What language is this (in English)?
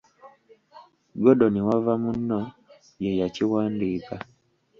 Ganda